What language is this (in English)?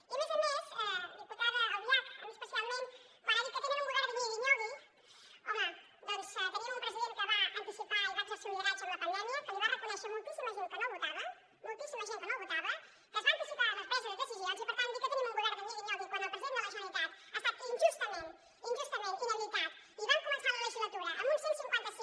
Catalan